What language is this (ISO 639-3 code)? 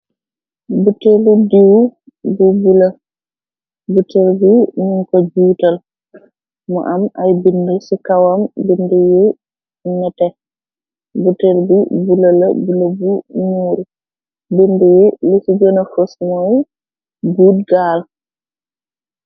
wol